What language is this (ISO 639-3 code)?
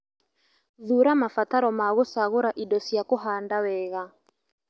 kik